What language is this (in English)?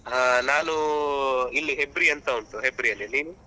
Kannada